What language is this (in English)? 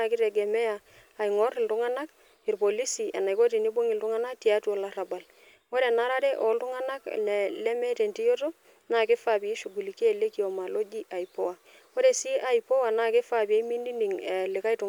Masai